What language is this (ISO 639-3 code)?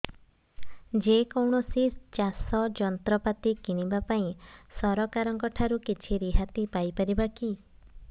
ori